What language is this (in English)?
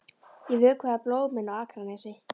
Icelandic